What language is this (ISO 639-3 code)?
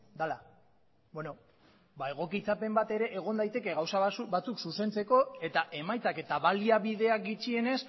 eus